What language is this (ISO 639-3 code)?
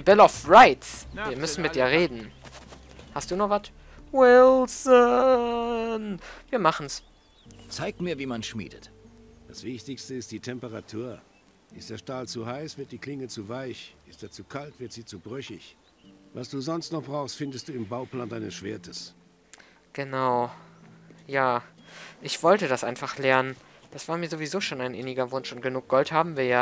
deu